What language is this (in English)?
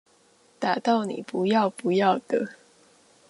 Chinese